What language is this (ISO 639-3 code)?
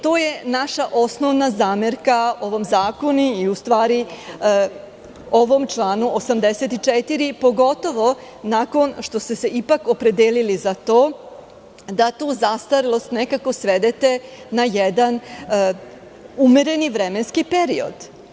srp